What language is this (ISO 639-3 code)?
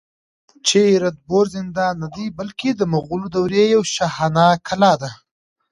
pus